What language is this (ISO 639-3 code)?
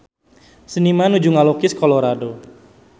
sun